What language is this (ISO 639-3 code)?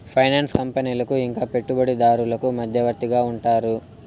tel